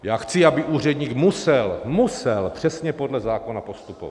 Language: Czech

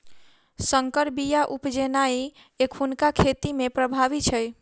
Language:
Maithili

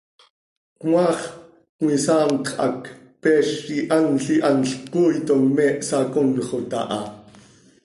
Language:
Seri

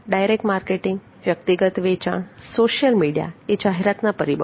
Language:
Gujarati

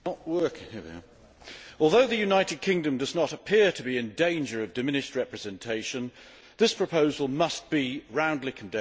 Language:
English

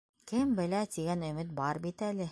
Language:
Bashkir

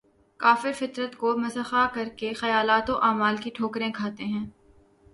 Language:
Urdu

